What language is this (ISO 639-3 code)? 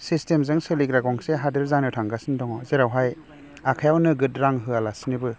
brx